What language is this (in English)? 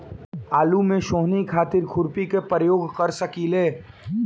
Bhojpuri